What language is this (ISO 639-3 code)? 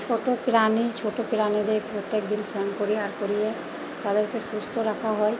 ben